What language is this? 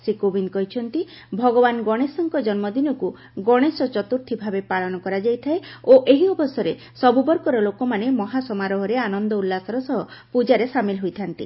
Odia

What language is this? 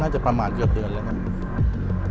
Thai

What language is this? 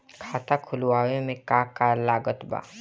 Bhojpuri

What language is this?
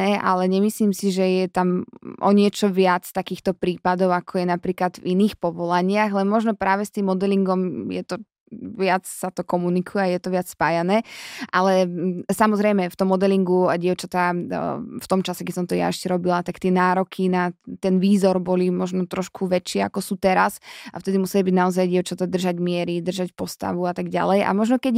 Slovak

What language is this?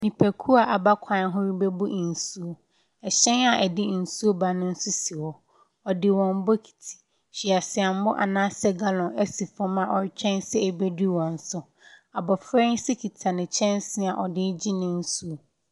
Akan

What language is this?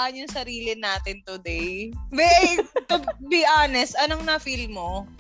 Filipino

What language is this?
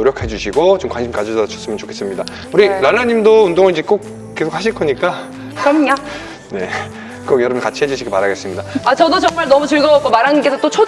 Korean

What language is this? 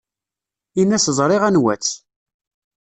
Kabyle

